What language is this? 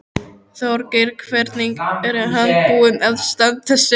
Icelandic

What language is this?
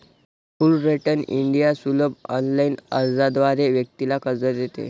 Marathi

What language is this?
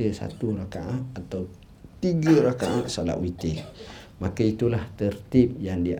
Malay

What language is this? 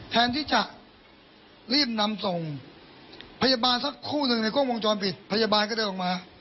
Thai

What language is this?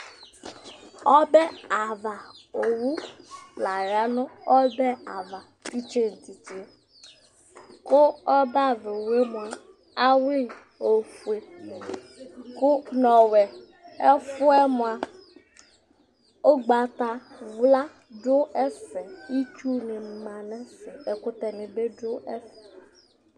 Ikposo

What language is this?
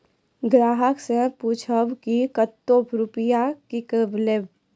Maithili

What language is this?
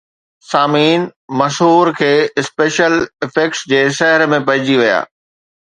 Sindhi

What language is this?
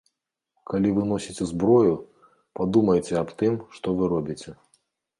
Belarusian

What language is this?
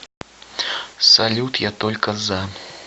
Russian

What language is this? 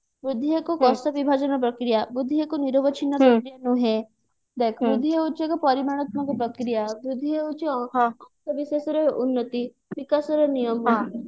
Odia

